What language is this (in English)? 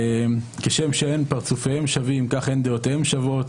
Hebrew